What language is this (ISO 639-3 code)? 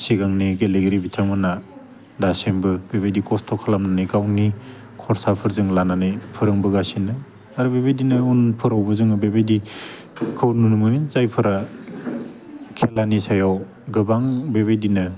brx